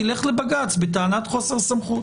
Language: Hebrew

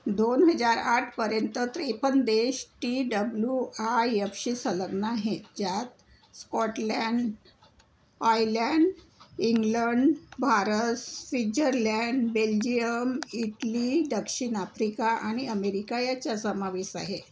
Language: Marathi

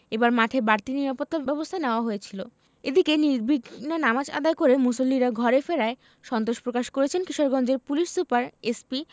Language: Bangla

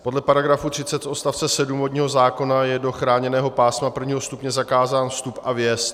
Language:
Czech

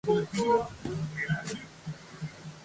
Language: Japanese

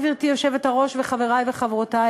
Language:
Hebrew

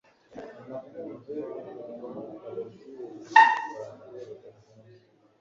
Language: Kinyarwanda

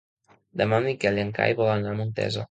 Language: Catalan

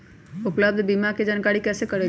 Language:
Magahi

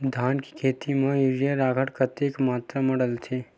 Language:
Chhattisgarhi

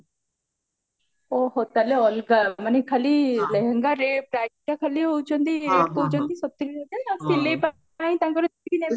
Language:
Odia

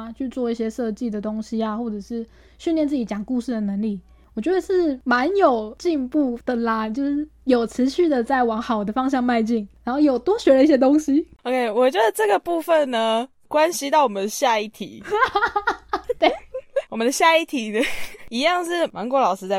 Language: Chinese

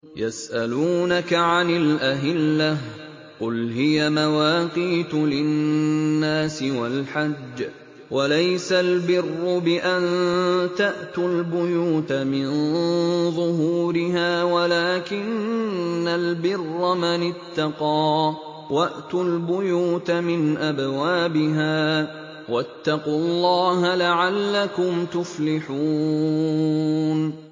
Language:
Arabic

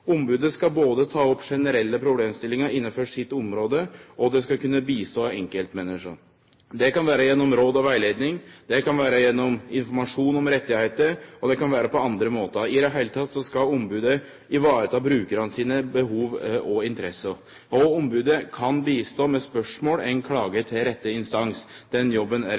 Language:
Norwegian Nynorsk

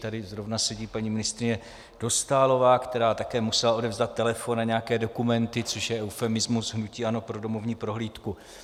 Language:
Czech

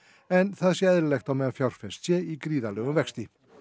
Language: Icelandic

